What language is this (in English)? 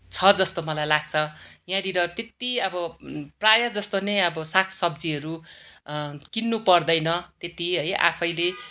Nepali